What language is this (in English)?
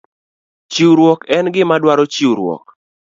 Luo (Kenya and Tanzania)